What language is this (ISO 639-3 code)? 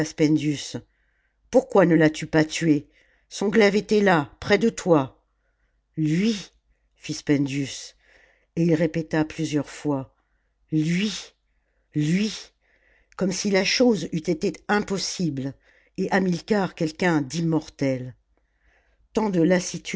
fra